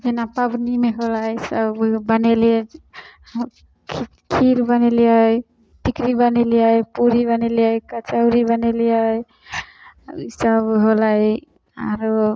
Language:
Maithili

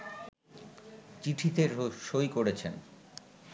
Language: Bangla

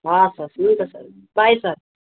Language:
Nepali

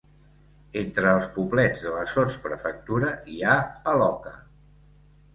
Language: Catalan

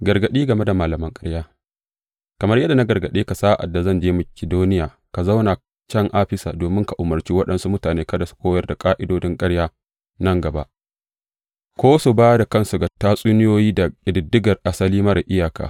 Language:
Hausa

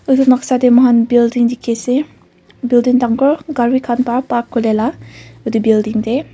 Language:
Naga Pidgin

